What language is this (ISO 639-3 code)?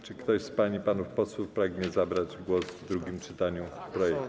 pol